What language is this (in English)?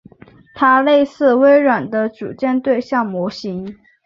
Chinese